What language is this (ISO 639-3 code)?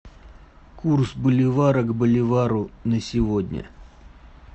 rus